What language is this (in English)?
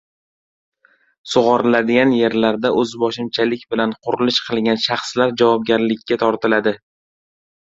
Uzbek